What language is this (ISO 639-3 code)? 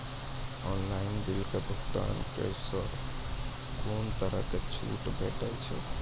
mai